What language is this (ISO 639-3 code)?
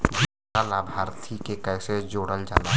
bho